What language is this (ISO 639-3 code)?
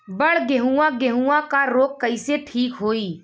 bho